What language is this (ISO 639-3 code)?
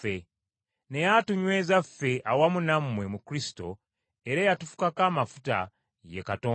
lug